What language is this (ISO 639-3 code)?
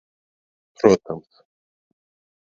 lav